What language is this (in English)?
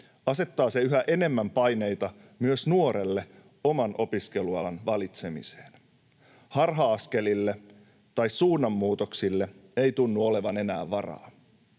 Finnish